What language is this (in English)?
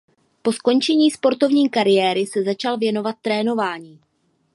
Czech